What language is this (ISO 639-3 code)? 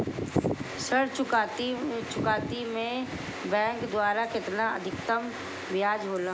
bho